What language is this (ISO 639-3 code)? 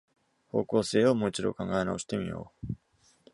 jpn